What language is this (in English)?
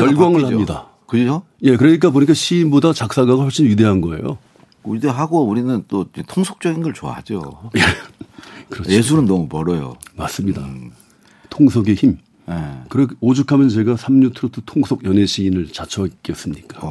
Korean